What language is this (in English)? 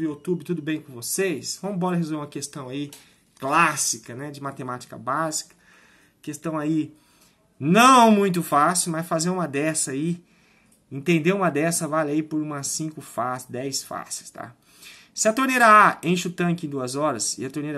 Portuguese